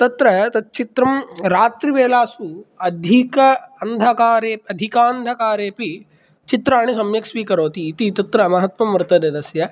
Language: Sanskrit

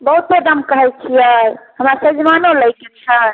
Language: Maithili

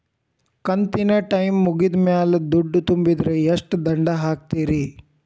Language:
Kannada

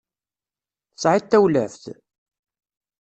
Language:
Kabyle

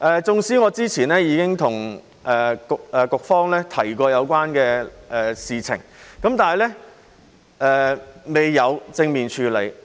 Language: Cantonese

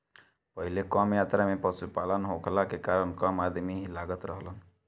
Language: Bhojpuri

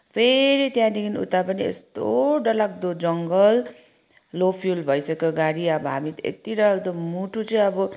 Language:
Nepali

